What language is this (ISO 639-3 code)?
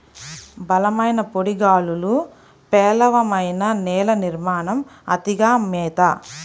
tel